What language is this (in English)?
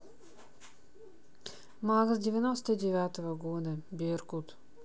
Russian